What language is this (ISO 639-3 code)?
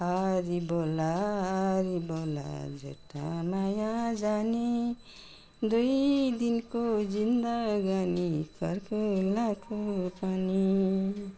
nep